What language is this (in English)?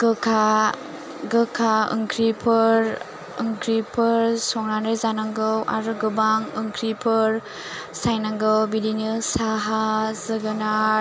Bodo